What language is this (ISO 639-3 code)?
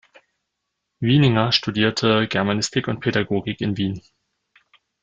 deu